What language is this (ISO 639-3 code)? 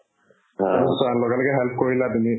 asm